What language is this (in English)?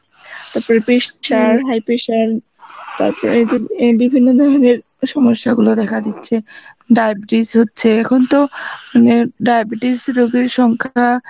Bangla